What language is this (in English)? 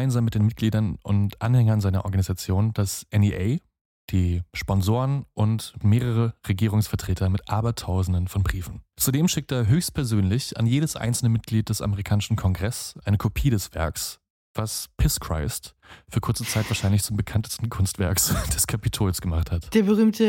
German